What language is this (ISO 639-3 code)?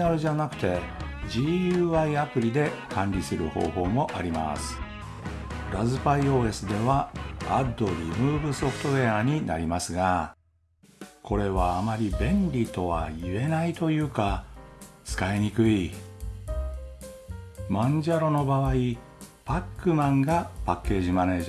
jpn